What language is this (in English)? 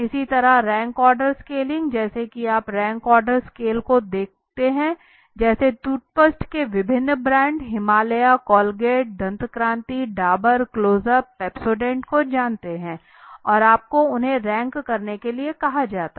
Hindi